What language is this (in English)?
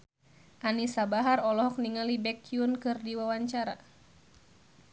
Sundanese